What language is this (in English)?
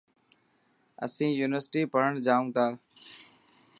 Dhatki